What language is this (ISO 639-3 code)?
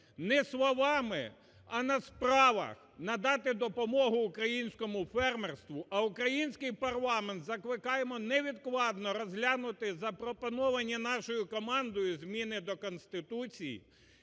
ukr